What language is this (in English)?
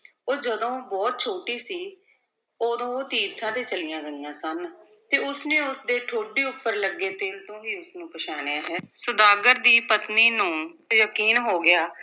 Punjabi